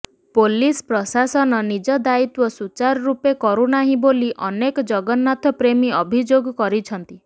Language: Odia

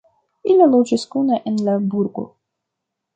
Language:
Esperanto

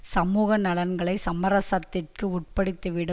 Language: Tamil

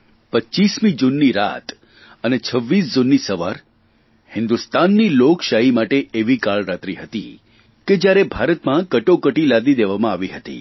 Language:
Gujarati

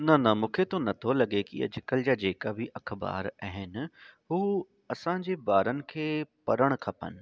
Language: Sindhi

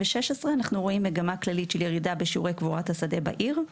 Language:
Hebrew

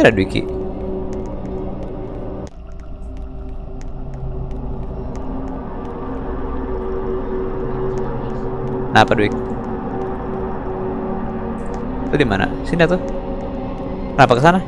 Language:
Indonesian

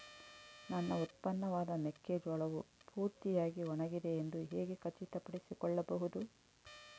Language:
Kannada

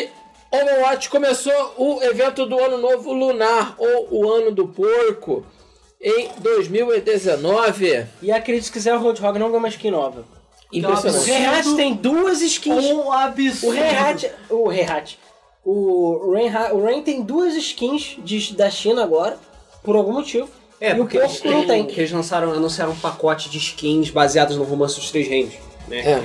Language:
Portuguese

